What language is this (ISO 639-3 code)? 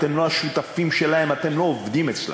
heb